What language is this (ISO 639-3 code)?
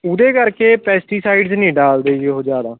pan